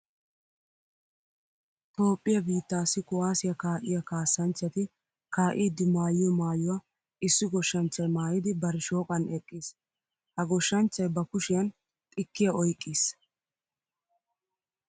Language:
Wolaytta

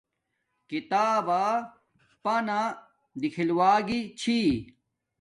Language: Domaaki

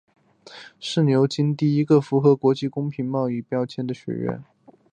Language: Chinese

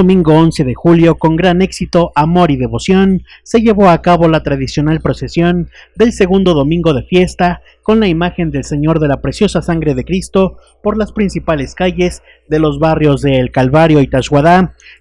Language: Spanish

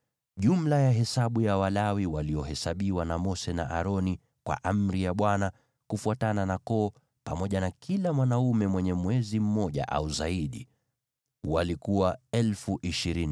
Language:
Swahili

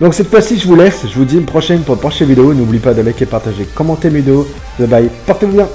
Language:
French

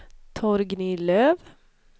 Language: Swedish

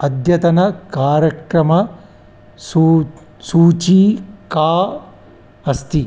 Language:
Sanskrit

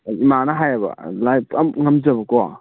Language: Manipuri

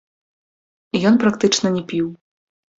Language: Belarusian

